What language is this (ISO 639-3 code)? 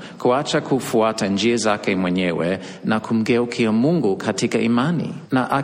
swa